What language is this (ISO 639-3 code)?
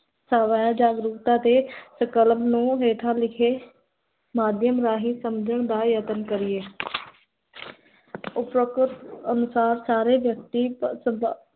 pan